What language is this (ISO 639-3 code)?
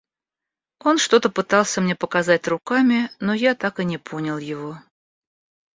rus